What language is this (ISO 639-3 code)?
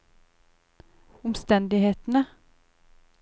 nor